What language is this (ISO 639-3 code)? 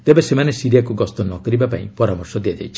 ori